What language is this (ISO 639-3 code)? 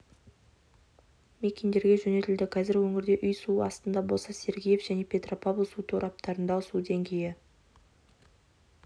kaz